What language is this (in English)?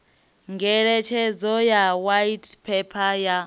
Venda